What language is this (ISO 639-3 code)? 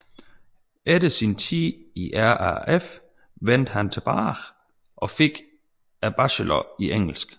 dan